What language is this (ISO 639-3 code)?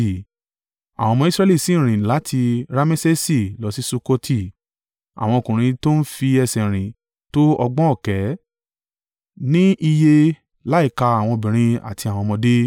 yor